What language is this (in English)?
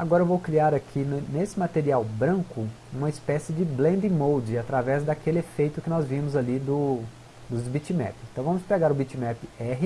Portuguese